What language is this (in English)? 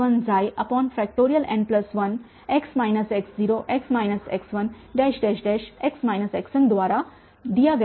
Hindi